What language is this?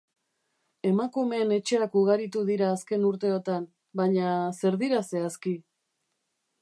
Basque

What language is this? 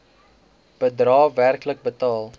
Afrikaans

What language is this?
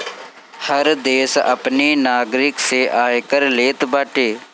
Bhojpuri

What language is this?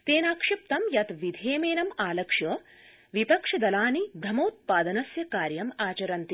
Sanskrit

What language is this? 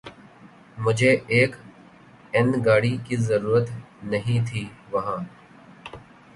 Urdu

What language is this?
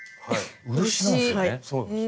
Japanese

